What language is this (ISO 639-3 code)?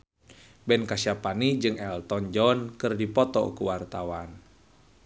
sun